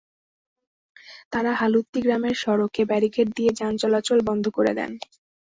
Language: Bangla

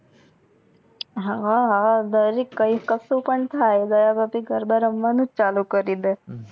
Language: Gujarati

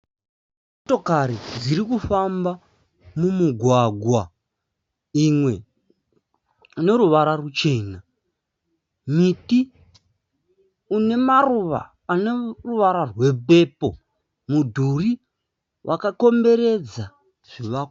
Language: Shona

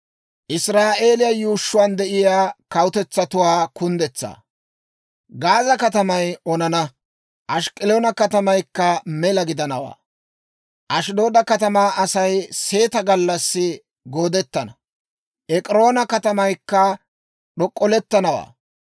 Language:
Dawro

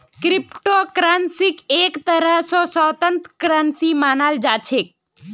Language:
Magahi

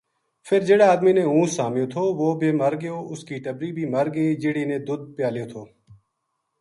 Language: Gujari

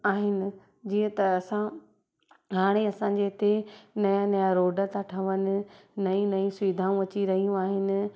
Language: Sindhi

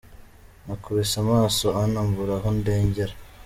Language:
Kinyarwanda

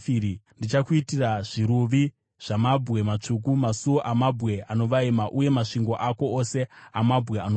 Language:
Shona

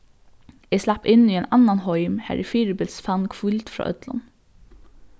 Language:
Faroese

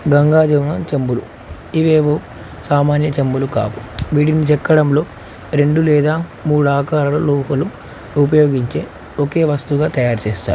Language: Telugu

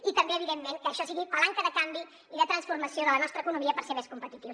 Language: Catalan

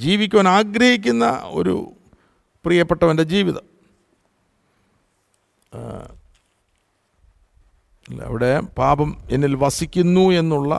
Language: Malayalam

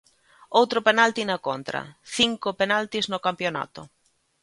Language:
Galician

